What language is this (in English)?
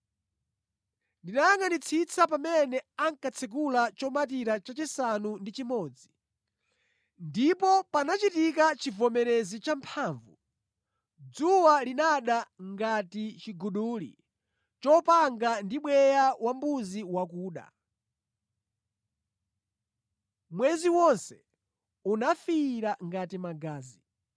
Nyanja